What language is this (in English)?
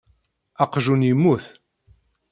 Kabyle